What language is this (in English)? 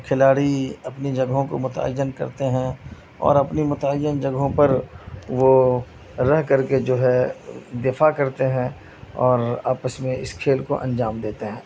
Urdu